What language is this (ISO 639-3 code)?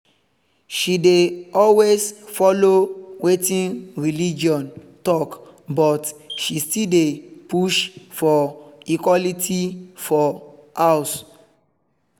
pcm